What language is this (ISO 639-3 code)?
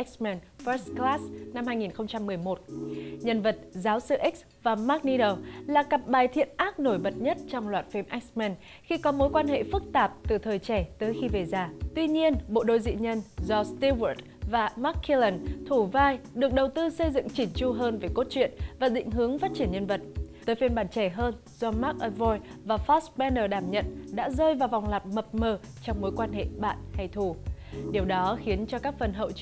vie